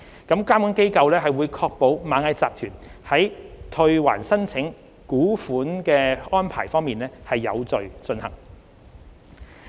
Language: Cantonese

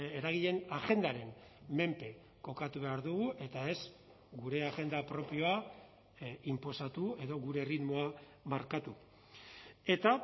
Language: Basque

